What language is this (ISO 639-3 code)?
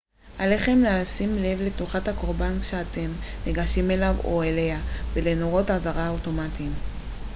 heb